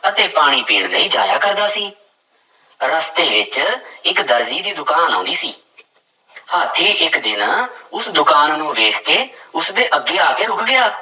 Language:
Punjabi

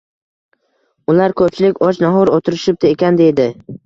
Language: Uzbek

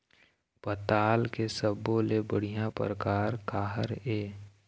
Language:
Chhattisgarhi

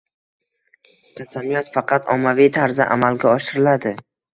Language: Uzbek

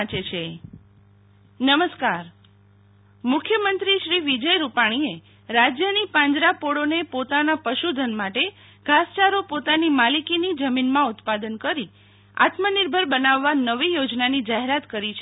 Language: Gujarati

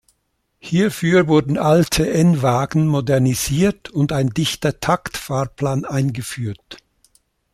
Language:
German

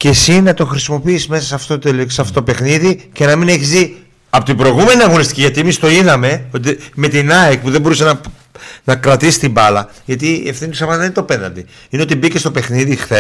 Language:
Greek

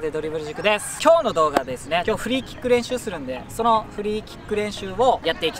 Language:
Japanese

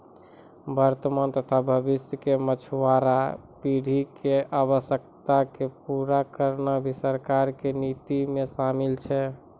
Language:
Maithili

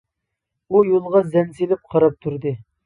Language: Uyghur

